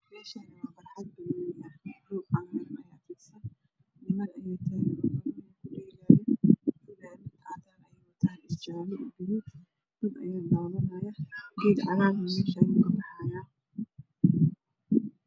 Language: Somali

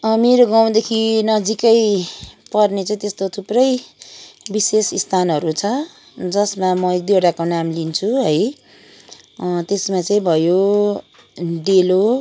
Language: Nepali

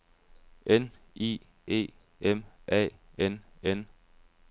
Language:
Danish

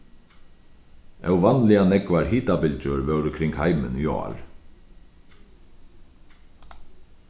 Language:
Faroese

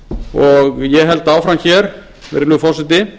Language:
Icelandic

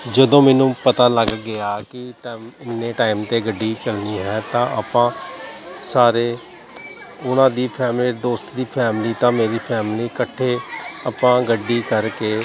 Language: Punjabi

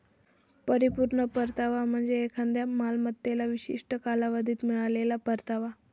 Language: Marathi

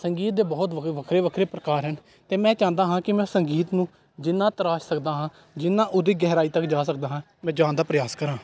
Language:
Punjabi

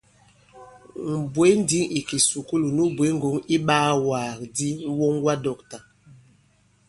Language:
Bankon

